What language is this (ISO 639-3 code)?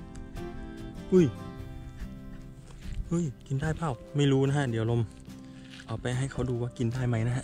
tha